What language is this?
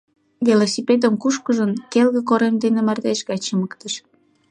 Mari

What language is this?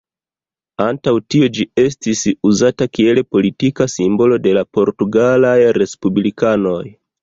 Esperanto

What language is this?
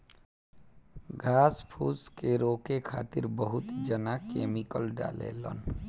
Bhojpuri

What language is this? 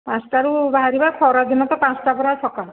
Odia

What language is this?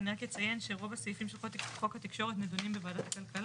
Hebrew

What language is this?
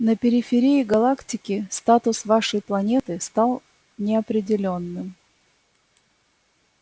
Russian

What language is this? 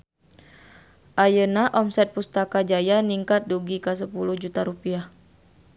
Sundanese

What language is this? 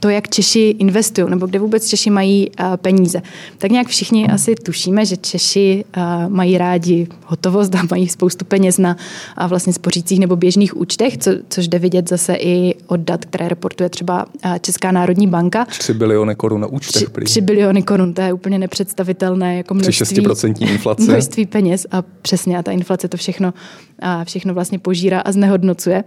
Czech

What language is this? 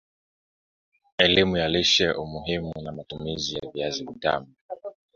Swahili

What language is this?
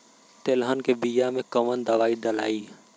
Bhojpuri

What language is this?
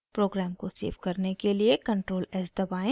Hindi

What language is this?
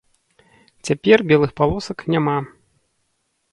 Belarusian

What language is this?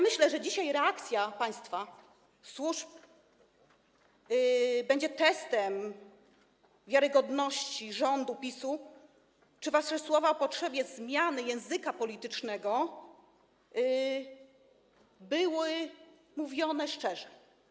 Polish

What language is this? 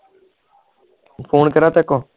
Punjabi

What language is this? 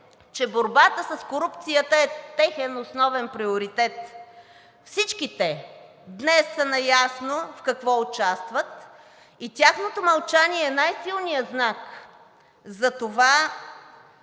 Bulgarian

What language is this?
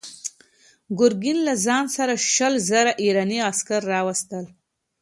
Pashto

